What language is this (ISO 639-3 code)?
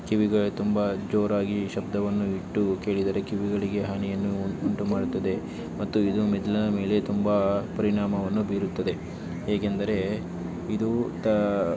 kan